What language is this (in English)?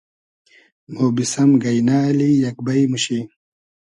Hazaragi